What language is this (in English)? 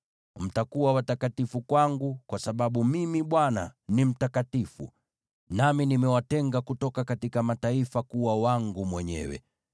Swahili